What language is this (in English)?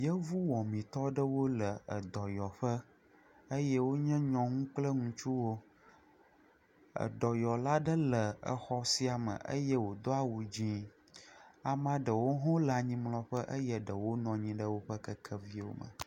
Ewe